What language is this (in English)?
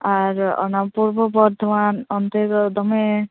Santali